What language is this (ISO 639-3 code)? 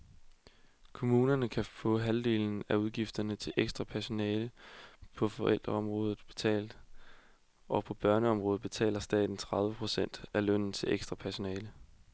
dan